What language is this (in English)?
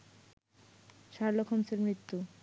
Bangla